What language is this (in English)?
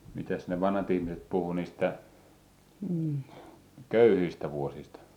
Finnish